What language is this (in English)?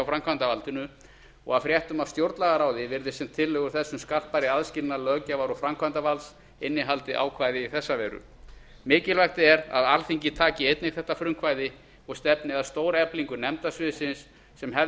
Icelandic